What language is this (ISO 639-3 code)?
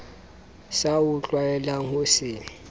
sot